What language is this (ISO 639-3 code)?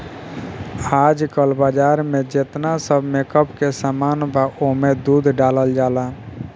bho